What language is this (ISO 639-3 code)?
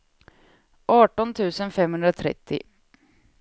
swe